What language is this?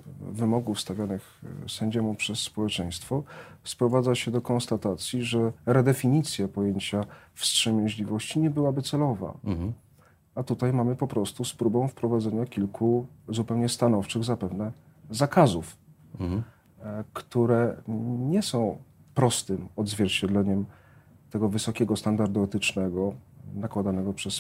Polish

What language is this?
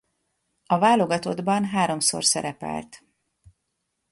Hungarian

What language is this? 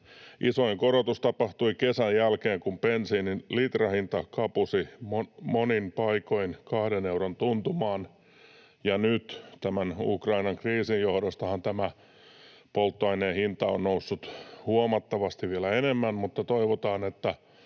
Finnish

